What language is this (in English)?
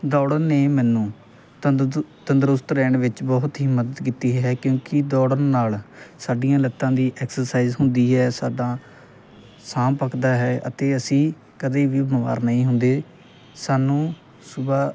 Punjabi